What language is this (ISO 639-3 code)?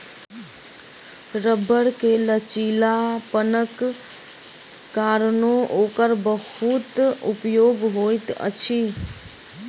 mai